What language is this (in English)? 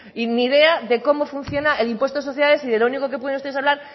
Spanish